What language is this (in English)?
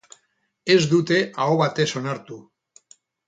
Basque